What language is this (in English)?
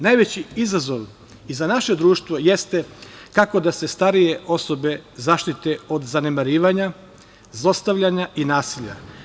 Serbian